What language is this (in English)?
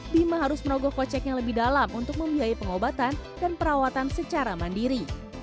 Indonesian